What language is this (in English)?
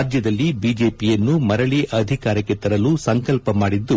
Kannada